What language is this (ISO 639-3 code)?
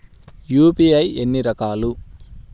tel